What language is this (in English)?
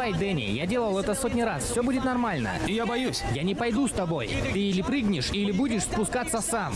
Russian